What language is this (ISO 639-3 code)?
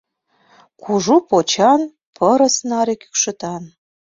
chm